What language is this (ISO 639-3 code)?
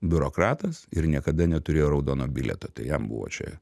lit